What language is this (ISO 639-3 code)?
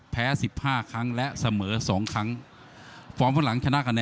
tha